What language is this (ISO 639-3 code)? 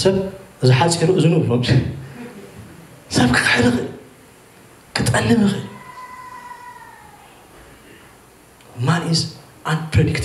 ara